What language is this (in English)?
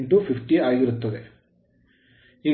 Kannada